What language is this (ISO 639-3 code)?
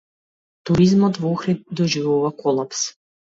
mkd